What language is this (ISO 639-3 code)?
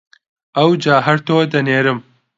ckb